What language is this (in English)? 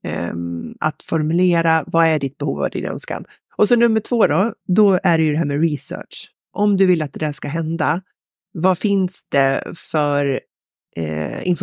Swedish